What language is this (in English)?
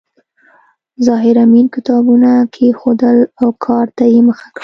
Pashto